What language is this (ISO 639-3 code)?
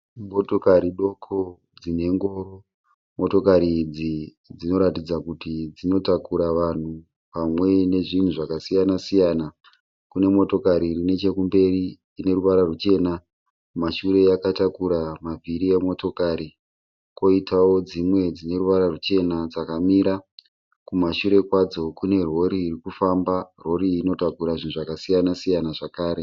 sna